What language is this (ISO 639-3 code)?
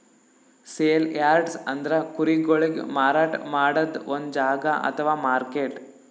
kan